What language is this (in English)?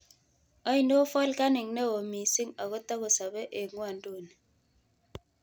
Kalenjin